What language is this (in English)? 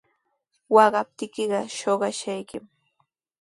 Sihuas Ancash Quechua